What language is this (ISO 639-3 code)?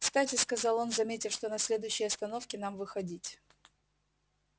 rus